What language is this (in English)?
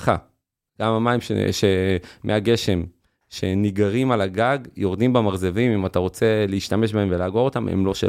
Hebrew